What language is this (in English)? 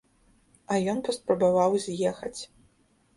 Belarusian